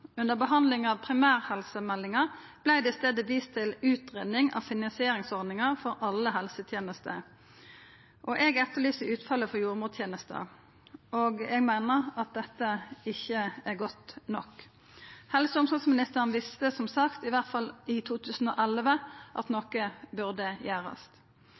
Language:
Norwegian Nynorsk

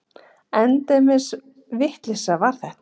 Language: Icelandic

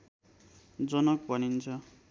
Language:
Nepali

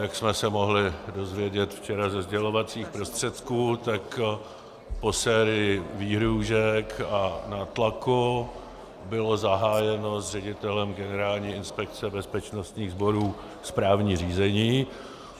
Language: Czech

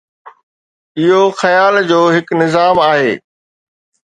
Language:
Sindhi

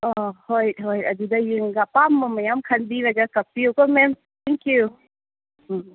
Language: Manipuri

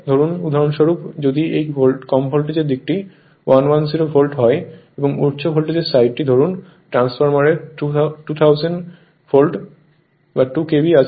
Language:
Bangla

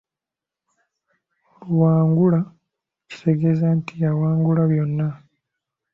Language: Ganda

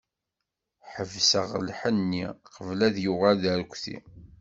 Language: Kabyle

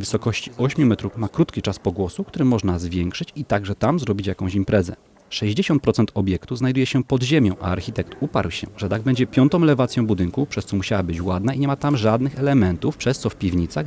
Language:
Polish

